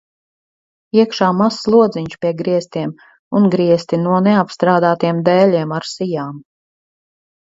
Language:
Latvian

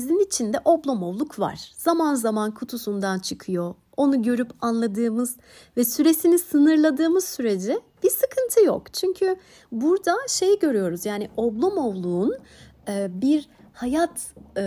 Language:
Turkish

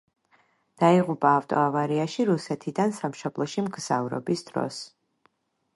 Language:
Georgian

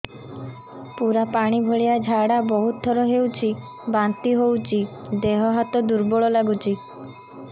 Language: Odia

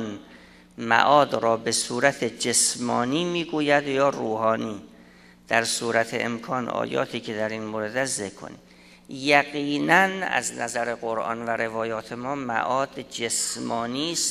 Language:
Persian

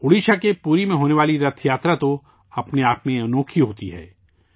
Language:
Urdu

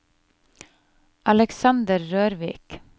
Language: Norwegian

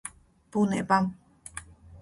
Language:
Georgian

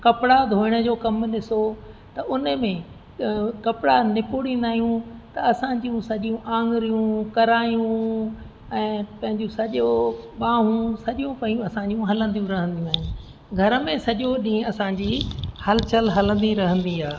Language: Sindhi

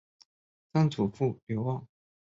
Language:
Chinese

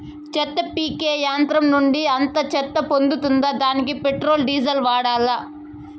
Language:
Telugu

